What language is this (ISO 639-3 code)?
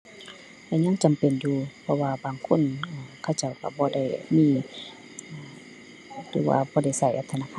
tha